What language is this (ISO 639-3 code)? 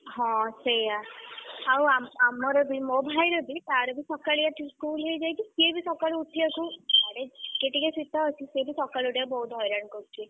ori